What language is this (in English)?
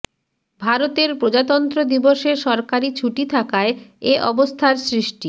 Bangla